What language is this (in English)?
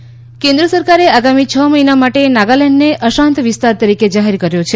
Gujarati